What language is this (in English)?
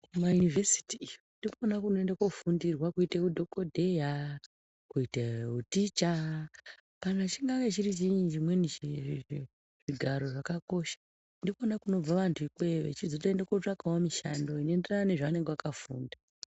Ndau